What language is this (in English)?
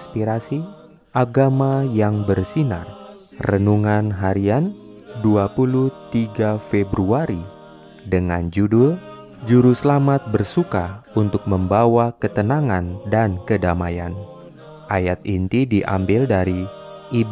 Indonesian